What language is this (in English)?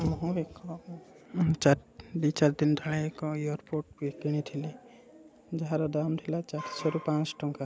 Odia